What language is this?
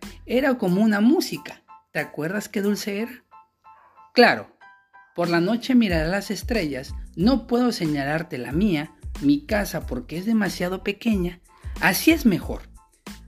Spanish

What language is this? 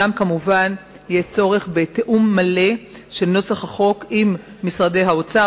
Hebrew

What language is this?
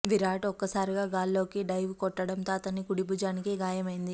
Telugu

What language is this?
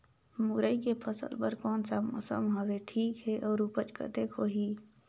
Chhattisgarhi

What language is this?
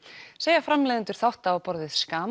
Icelandic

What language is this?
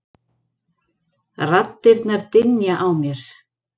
Icelandic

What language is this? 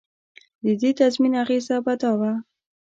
Pashto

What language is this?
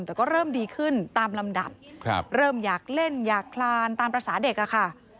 Thai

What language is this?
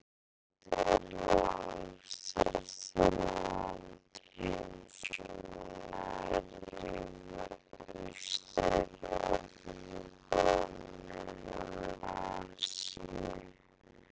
Icelandic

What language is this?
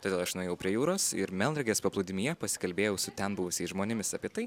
Lithuanian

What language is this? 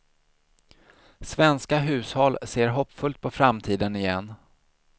Swedish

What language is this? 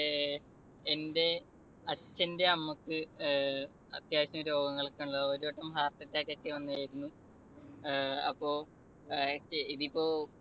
Malayalam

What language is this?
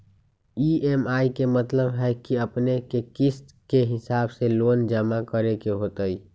Magahi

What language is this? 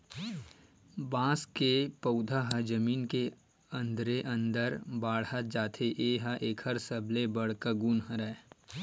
Chhattisgarhi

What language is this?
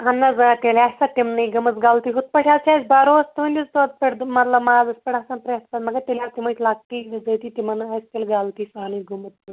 Kashmiri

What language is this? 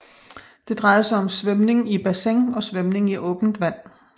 Danish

